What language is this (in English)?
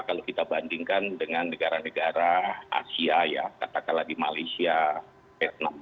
Indonesian